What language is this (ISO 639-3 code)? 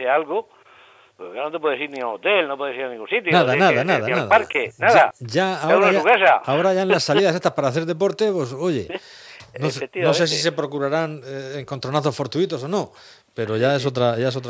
spa